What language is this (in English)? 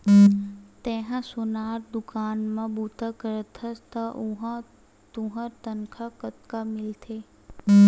Chhattisgarhi